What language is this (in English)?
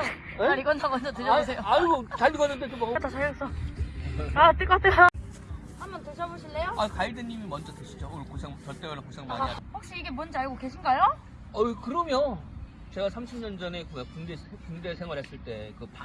Korean